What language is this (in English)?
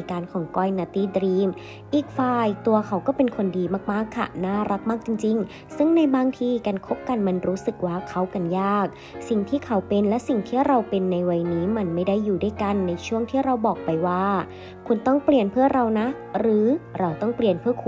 Thai